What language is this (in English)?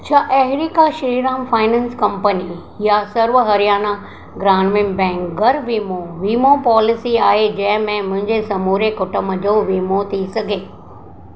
Sindhi